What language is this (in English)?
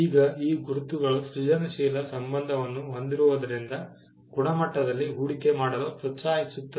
Kannada